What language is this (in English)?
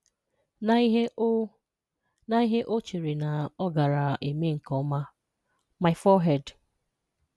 Igbo